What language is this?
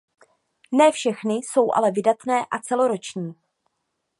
Czech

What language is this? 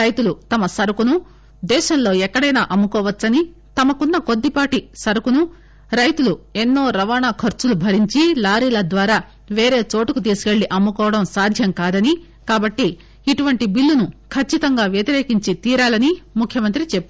Telugu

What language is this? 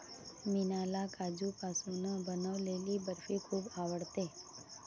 Marathi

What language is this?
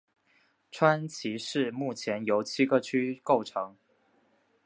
Chinese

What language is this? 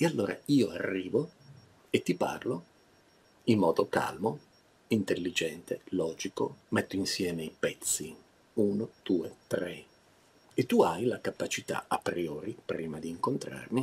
Italian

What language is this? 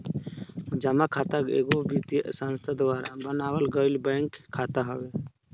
Bhojpuri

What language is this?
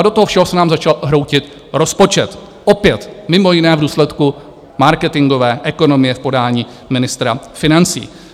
Czech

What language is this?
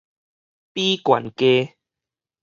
Min Nan Chinese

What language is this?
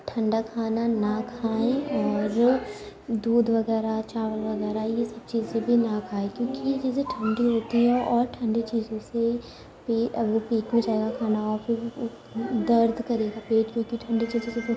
Urdu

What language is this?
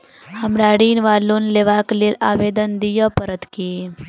Maithili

